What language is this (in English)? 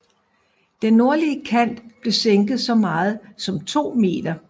Danish